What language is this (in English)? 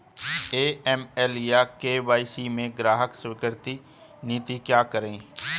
Hindi